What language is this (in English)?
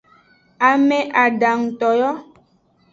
Aja (Benin)